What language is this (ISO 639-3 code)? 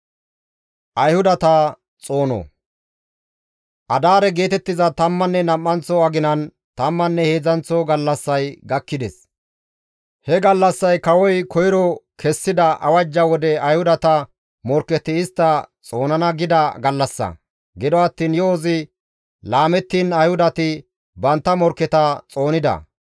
gmv